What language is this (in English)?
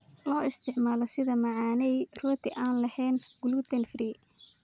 Somali